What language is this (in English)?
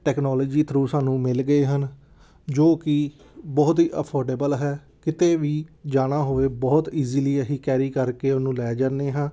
Punjabi